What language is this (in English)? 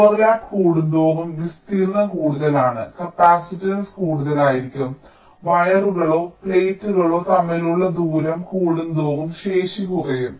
Malayalam